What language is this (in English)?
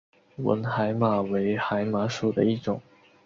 Chinese